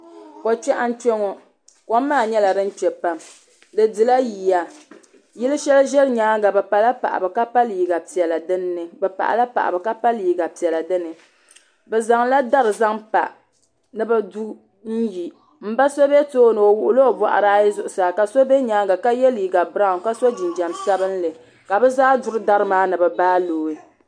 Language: Dagbani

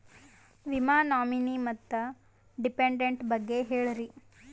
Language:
Kannada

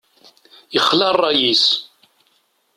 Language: Kabyle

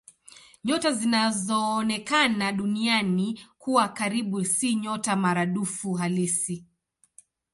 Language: Swahili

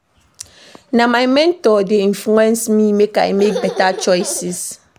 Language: Nigerian Pidgin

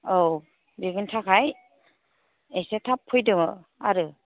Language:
Bodo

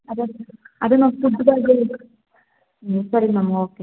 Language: Kannada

